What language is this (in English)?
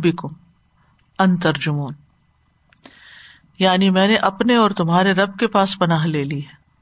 Urdu